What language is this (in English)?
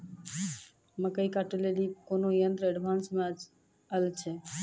Maithili